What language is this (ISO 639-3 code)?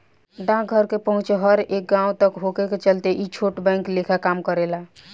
bho